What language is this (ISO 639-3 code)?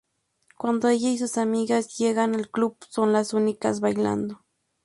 spa